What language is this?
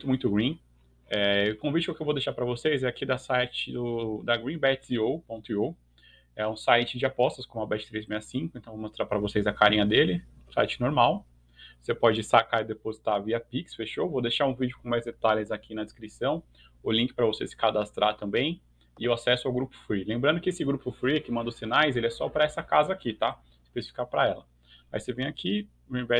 Portuguese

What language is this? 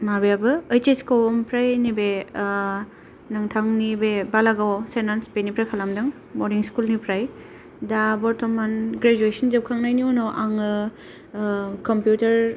Bodo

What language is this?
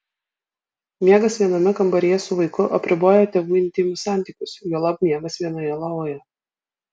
Lithuanian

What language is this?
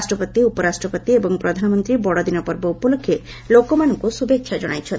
Odia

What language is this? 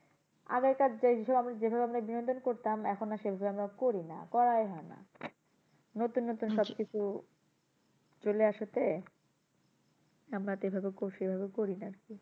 Bangla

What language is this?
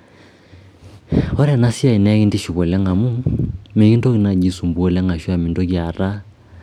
Masai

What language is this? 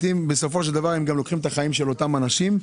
Hebrew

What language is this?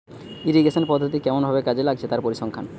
Bangla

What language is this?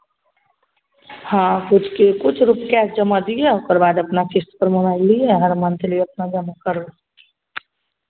Maithili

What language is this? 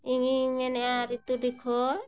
Santali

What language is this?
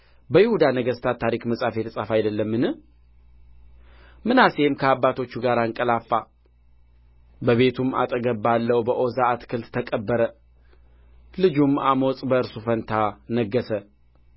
Amharic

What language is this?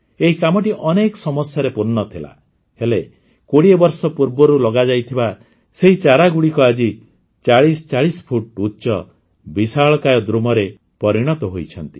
Odia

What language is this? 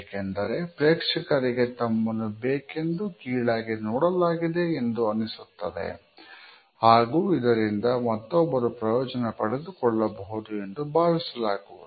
Kannada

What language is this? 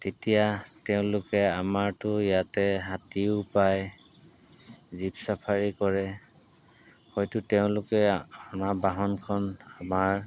Assamese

